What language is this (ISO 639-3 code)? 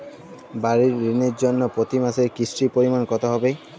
ben